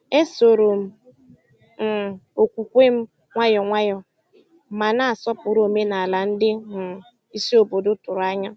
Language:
Igbo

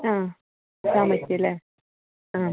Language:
Malayalam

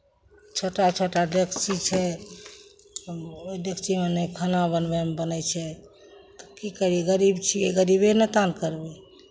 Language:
Maithili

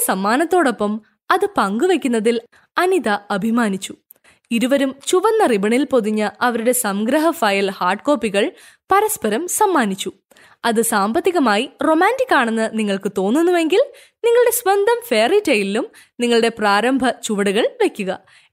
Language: Malayalam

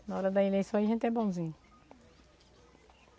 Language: Portuguese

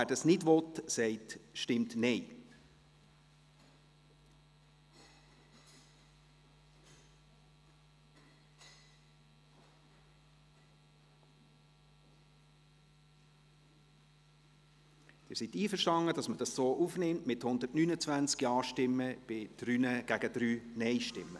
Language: Swiss German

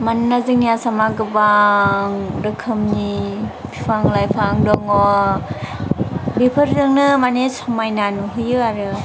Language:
Bodo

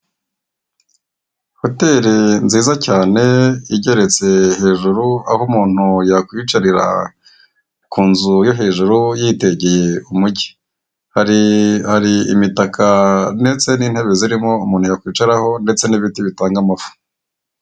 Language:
Kinyarwanda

